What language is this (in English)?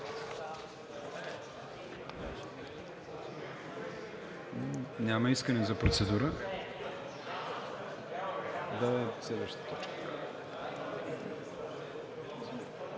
Bulgarian